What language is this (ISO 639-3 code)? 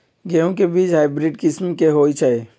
mag